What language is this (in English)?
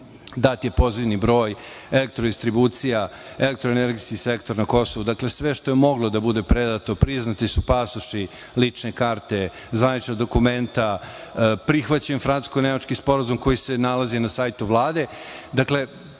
Serbian